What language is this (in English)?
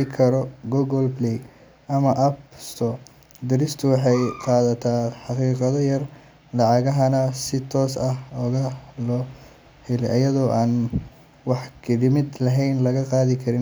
Somali